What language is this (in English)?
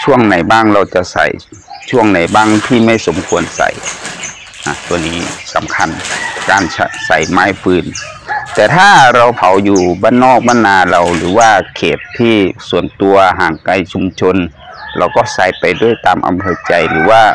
Thai